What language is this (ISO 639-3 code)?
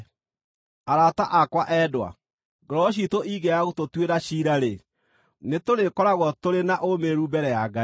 kik